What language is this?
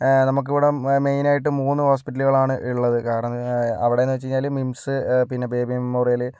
Malayalam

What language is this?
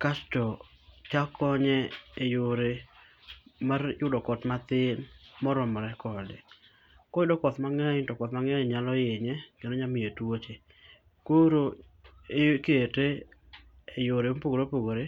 Luo (Kenya and Tanzania)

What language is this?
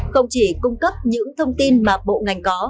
Vietnamese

